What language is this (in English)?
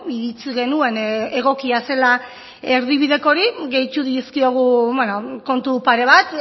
Basque